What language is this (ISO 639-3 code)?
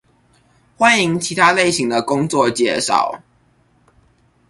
zho